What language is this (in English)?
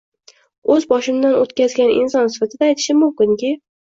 Uzbek